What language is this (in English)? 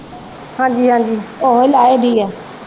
Punjabi